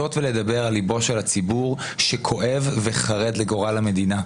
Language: Hebrew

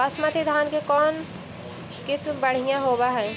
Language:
Magahi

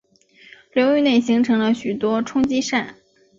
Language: Chinese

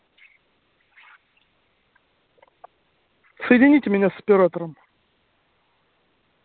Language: Russian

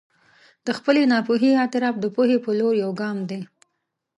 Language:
Pashto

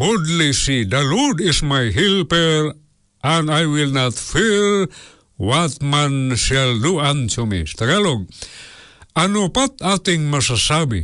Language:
Filipino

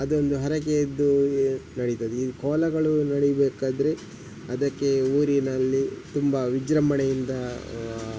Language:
Kannada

